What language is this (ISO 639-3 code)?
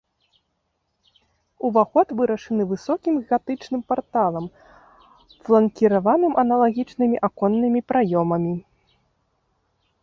bel